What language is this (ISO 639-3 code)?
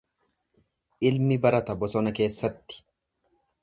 orm